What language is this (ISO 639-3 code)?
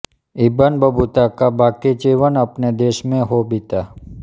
hin